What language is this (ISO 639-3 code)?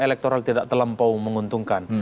ind